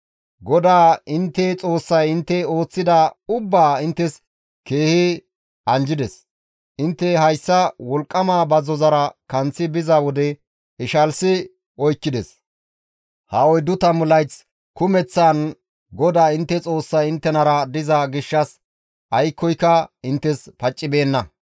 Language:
Gamo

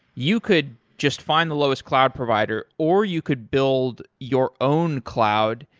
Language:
English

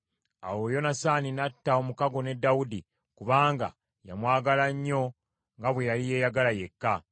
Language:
Ganda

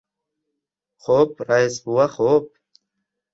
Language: Uzbek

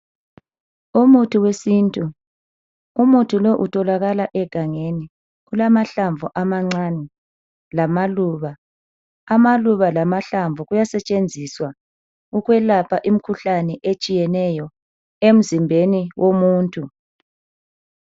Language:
North Ndebele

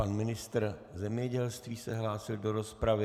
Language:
Czech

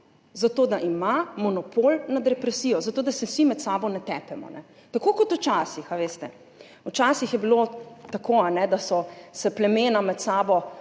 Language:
Slovenian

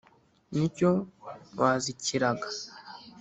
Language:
Kinyarwanda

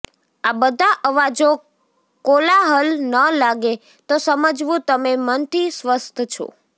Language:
Gujarati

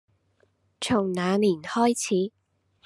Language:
Cantonese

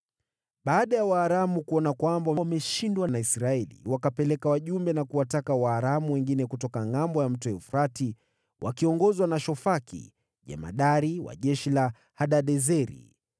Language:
Swahili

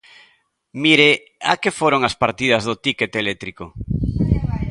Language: Galician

